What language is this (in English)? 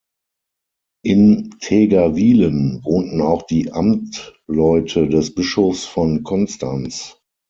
German